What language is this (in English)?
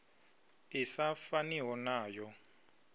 Venda